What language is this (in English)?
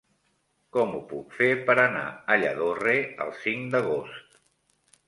Catalan